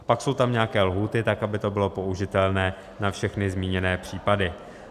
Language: Czech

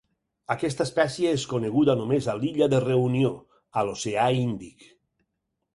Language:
Catalan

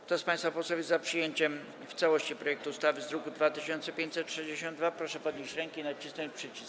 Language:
Polish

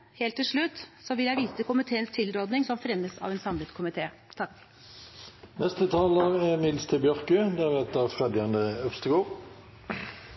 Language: Norwegian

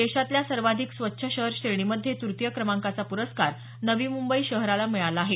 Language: Marathi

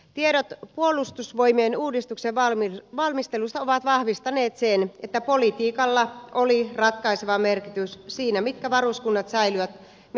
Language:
Finnish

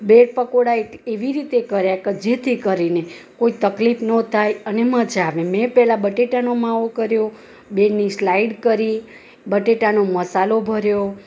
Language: Gujarati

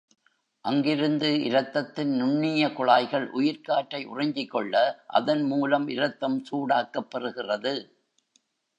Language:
Tamil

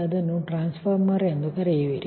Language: Kannada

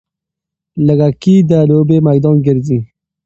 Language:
Pashto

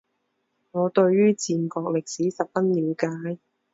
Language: Chinese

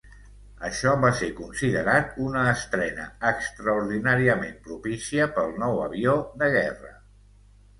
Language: Catalan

